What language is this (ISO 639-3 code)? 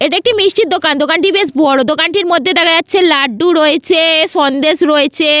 ben